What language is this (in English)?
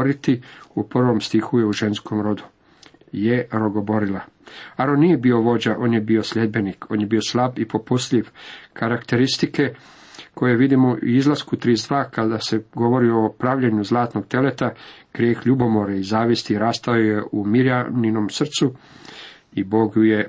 Croatian